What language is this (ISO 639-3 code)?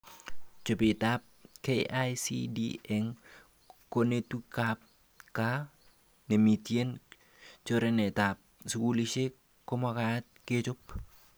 kln